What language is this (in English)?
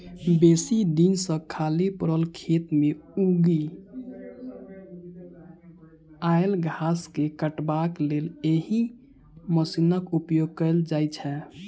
Maithili